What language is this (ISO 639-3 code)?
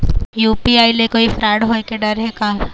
hne